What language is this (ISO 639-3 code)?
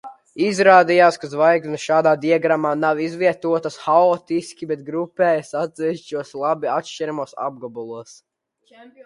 lav